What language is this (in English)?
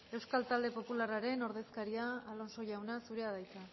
Basque